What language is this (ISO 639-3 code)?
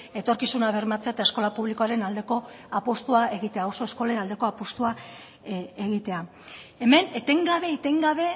eus